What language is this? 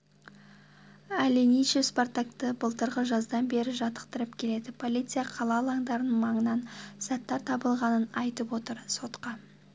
Kazakh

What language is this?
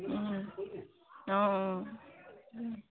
Assamese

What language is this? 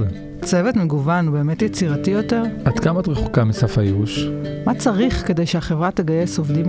Hebrew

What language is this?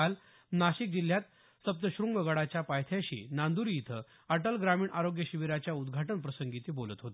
Marathi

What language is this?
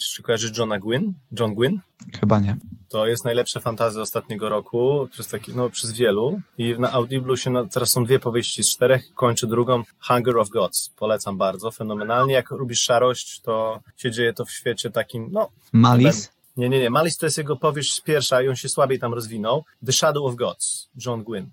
Polish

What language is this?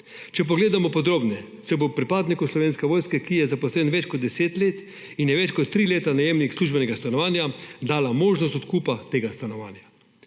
Slovenian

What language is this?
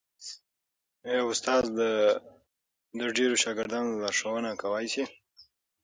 Pashto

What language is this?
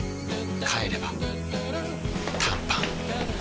Japanese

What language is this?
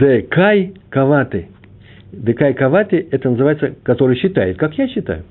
Russian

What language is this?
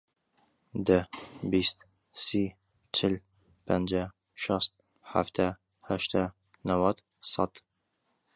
Central Kurdish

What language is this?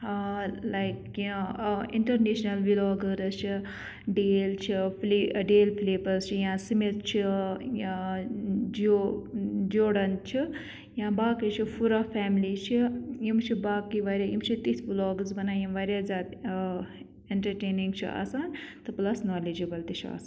Kashmiri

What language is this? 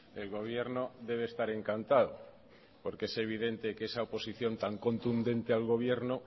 Spanish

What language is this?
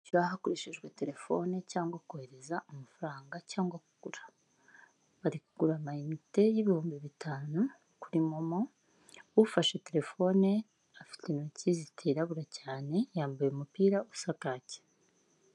Kinyarwanda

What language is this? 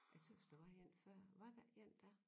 Danish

